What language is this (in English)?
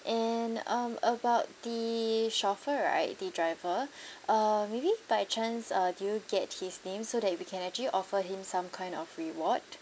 English